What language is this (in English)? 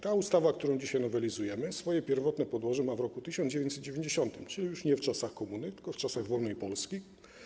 Polish